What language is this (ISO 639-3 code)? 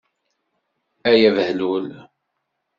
kab